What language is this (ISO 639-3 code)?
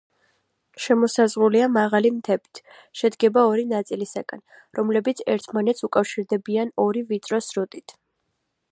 kat